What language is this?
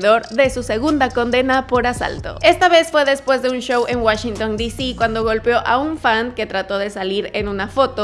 Spanish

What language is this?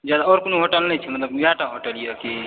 Maithili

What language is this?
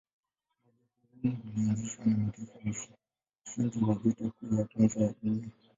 Swahili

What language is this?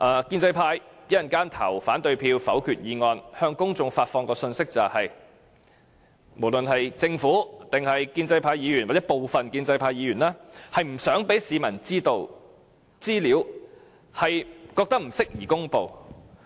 Cantonese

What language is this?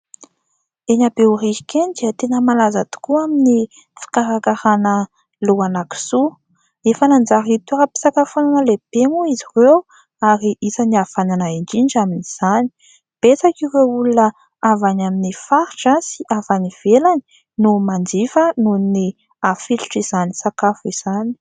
Malagasy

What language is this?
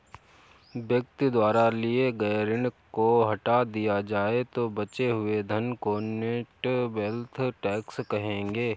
Hindi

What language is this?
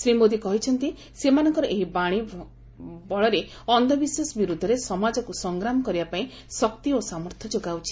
Odia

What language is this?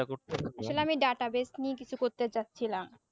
Bangla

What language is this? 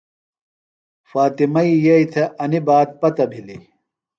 Phalura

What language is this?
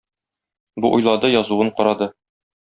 Tatar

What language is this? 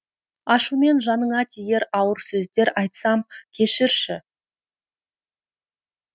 Kazakh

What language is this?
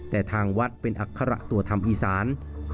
Thai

